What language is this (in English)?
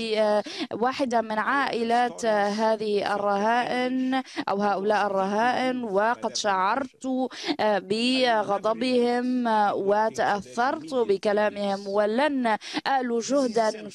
Arabic